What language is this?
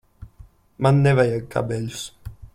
Latvian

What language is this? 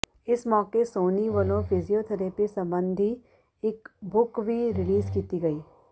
Punjabi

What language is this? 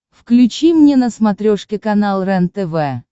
Russian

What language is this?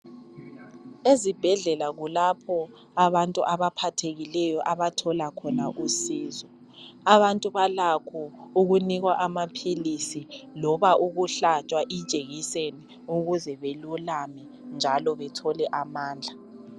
North Ndebele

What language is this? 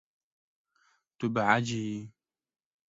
Kurdish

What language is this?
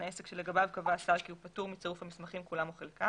Hebrew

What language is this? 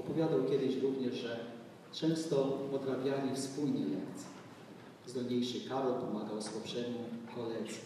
Polish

